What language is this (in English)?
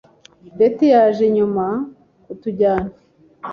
Kinyarwanda